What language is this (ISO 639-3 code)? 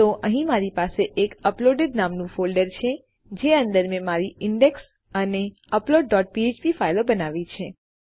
guj